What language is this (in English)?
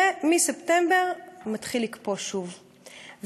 Hebrew